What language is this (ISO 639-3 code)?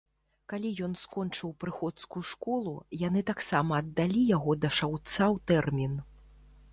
bel